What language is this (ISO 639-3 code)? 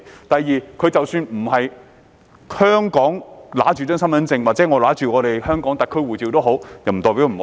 yue